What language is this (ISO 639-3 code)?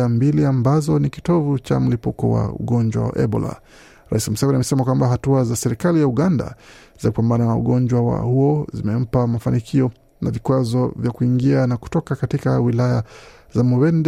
swa